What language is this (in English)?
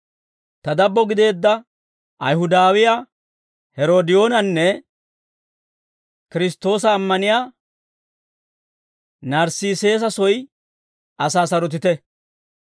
Dawro